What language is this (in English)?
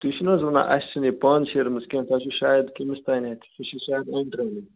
Kashmiri